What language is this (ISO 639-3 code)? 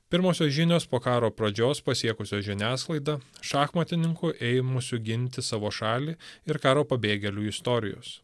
lit